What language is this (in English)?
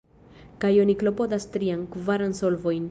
Esperanto